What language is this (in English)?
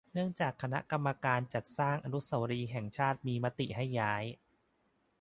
Thai